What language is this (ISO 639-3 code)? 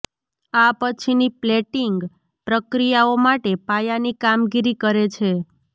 guj